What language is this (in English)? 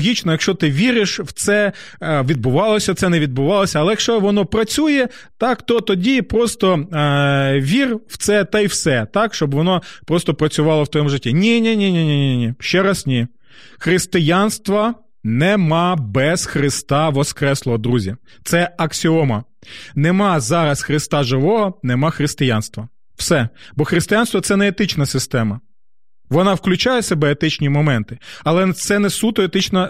Ukrainian